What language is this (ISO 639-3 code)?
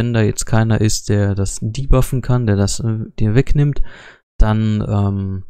deu